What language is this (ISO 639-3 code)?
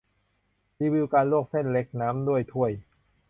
tha